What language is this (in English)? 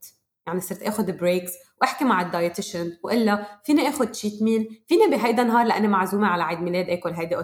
Arabic